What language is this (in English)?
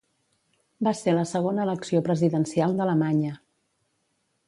Catalan